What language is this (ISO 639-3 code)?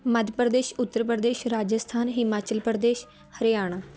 pan